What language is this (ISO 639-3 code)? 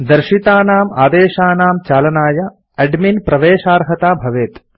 san